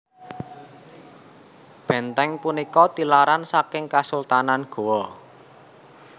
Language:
Javanese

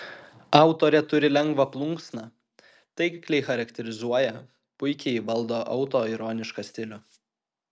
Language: Lithuanian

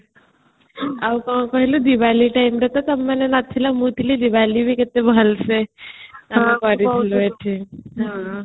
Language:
Odia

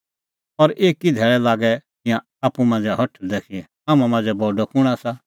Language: Kullu Pahari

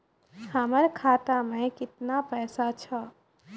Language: Maithili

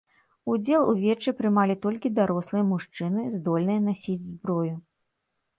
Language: Belarusian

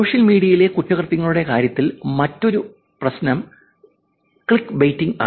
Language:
Malayalam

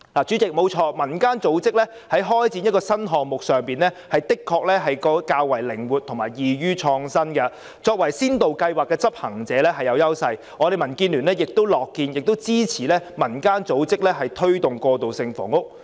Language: Cantonese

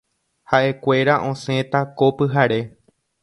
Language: Guarani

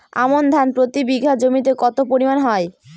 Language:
Bangla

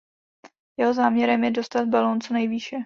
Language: Czech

